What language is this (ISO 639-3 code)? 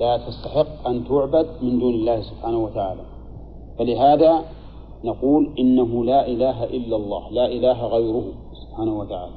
ara